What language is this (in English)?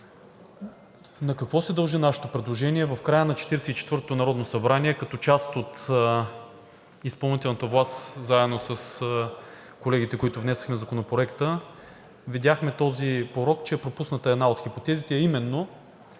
Bulgarian